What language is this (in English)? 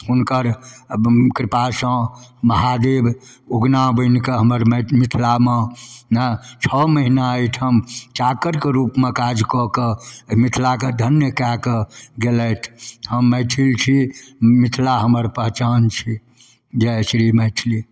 Maithili